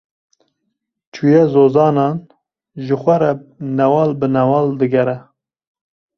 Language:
Kurdish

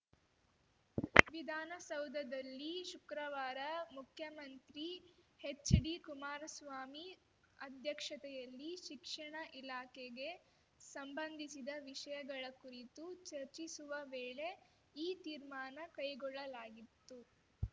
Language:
Kannada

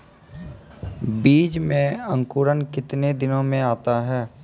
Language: Maithili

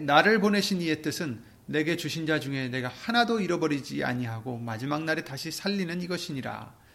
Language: Korean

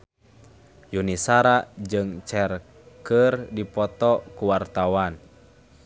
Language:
Sundanese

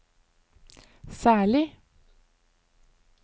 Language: Norwegian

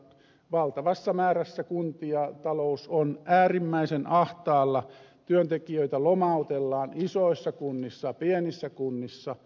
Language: Finnish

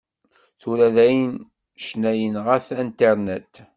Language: Kabyle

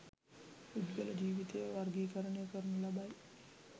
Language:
Sinhala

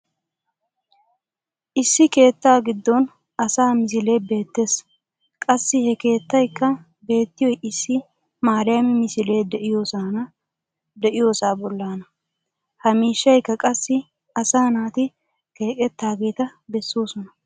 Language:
Wolaytta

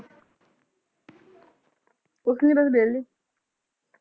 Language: Punjabi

